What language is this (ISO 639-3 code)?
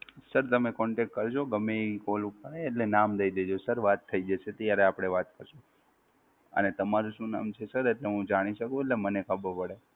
guj